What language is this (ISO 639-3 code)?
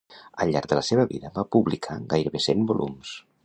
cat